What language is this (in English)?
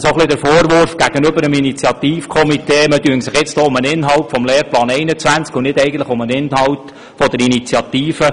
Swiss German